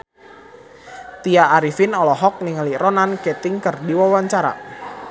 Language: Sundanese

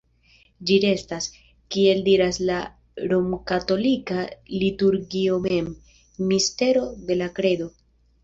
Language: Esperanto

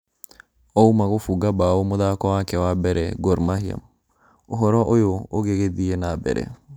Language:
Kikuyu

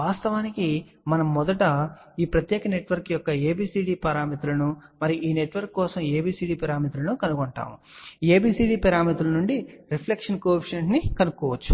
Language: Telugu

